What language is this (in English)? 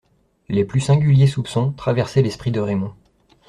French